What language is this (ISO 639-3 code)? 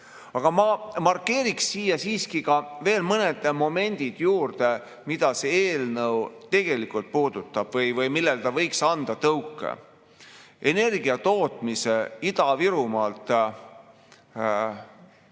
est